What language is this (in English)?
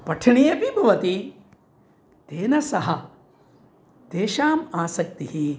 Sanskrit